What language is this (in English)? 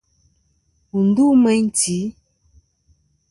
Kom